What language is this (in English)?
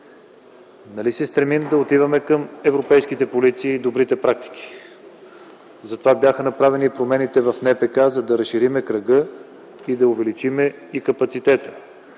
Bulgarian